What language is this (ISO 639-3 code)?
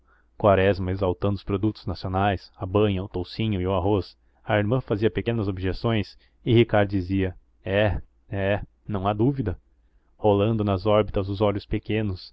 por